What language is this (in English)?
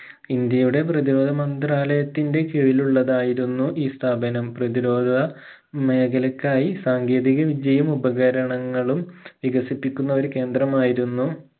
Malayalam